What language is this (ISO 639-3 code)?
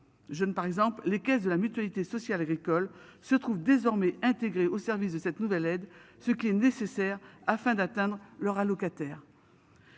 fra